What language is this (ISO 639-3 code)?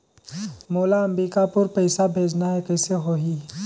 hne